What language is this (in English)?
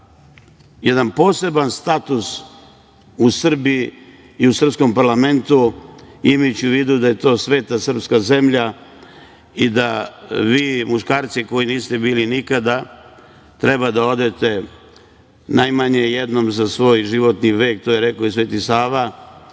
Serbian